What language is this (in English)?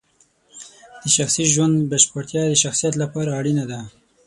Pashto